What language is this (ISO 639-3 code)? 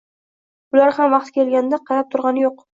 uzb